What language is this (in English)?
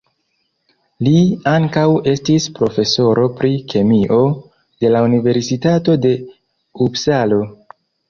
Esperanto